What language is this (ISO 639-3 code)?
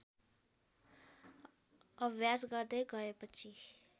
nep